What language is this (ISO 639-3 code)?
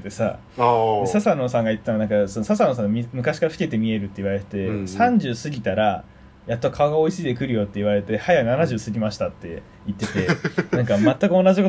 jpn